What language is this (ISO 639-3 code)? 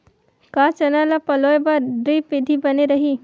hne